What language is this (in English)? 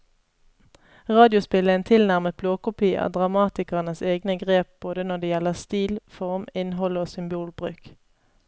Norwegian